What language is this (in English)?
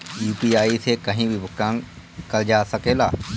Bhojpuri